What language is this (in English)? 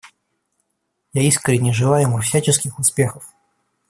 Russian